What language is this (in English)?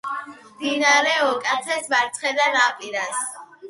Georgian